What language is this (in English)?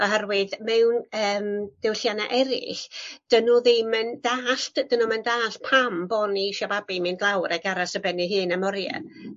Welsh